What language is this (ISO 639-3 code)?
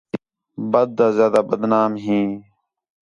xhe